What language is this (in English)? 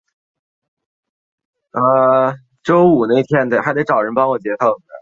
Chinese